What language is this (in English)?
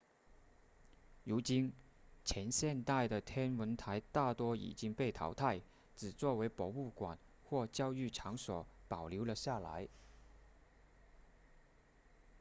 Chinese